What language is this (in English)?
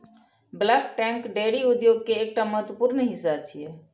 Maithili